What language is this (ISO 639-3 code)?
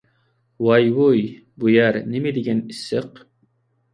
uig